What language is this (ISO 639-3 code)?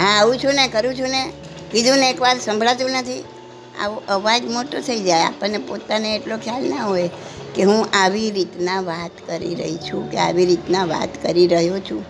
guj